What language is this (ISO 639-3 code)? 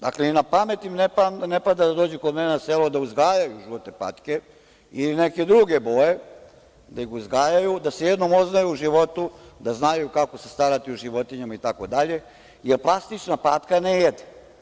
srp